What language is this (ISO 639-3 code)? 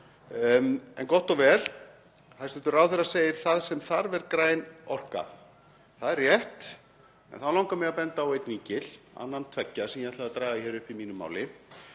isl